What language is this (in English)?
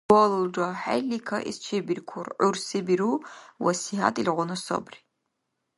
Dargwa